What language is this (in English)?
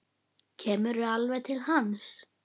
Icelandic